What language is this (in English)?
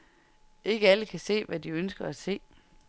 Danish